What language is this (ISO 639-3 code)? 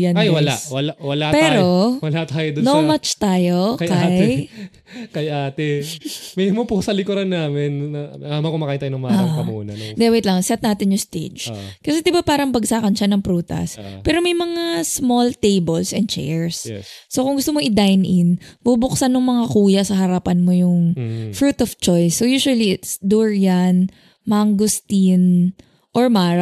fil